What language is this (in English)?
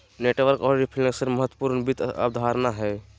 Magahi